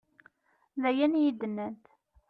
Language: Kabyle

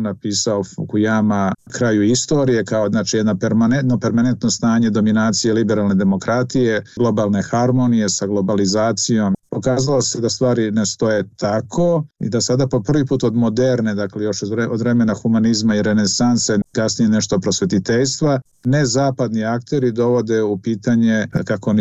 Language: Croatian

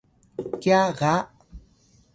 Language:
Atayal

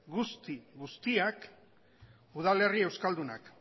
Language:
Basque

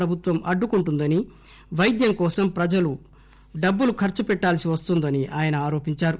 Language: Telugu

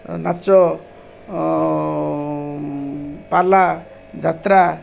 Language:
Odia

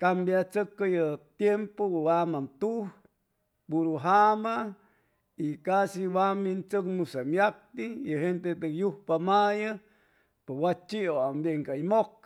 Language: Chimalapa Zoque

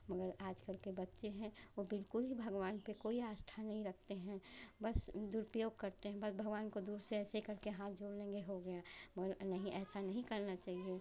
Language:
Hindi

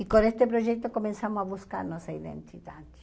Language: Portuguese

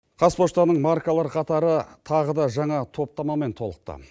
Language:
Kazakh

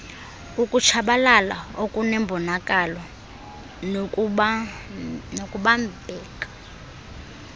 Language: Xhosa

